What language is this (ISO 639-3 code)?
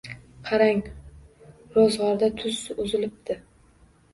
uzb